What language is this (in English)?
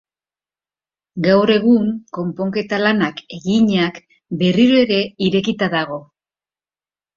Basque